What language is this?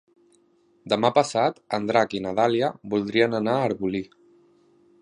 Catalan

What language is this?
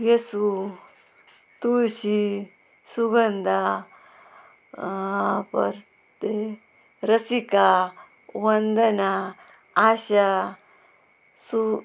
Konkani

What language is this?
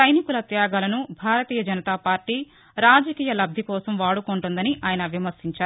Telugu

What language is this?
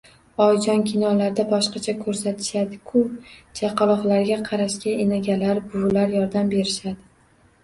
Uzbek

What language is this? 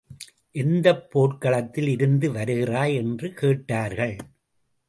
Tamil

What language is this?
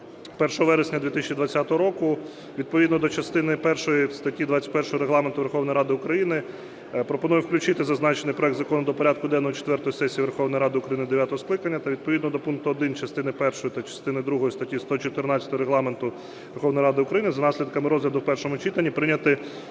Ukrainian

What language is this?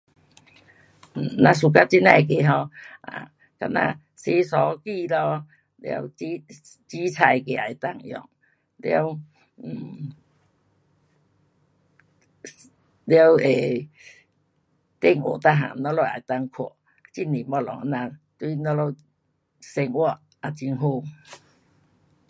Pu-Xian Chinese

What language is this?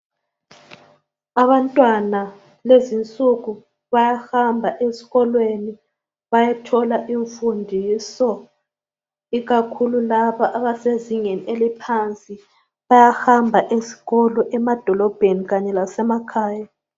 North Ndebele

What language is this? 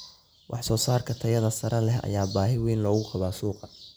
Somali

